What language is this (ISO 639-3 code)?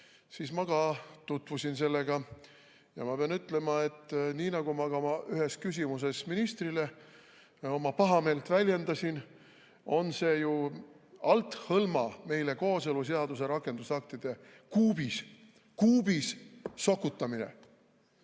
est